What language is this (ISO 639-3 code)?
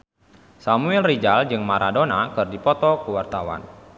sun